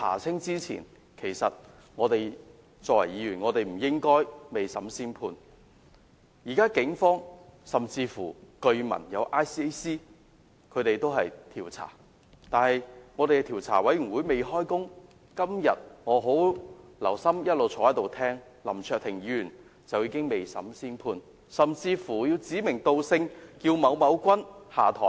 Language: Cantonese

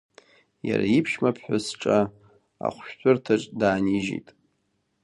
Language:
Abkhazian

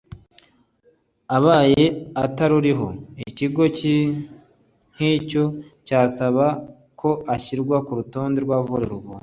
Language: Kinyarwanda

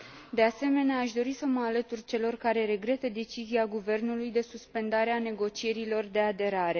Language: Romanian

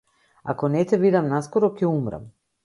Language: Macedonian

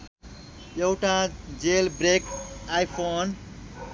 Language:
Nepali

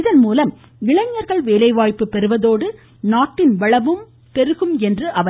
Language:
Tamil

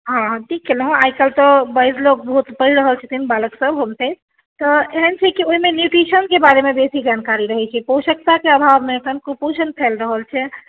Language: Maithili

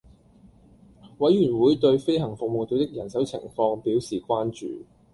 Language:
Cantonese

